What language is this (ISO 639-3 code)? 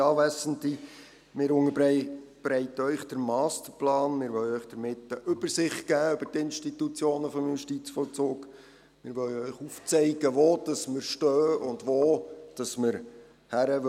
gsw